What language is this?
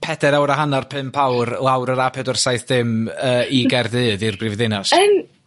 Welsh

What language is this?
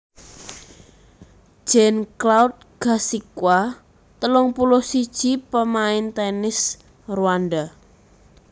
Javanese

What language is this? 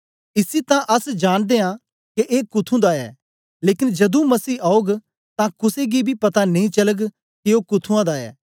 Dogri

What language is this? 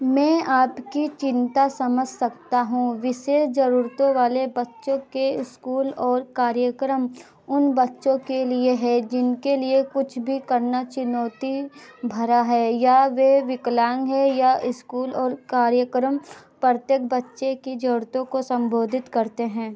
Hindi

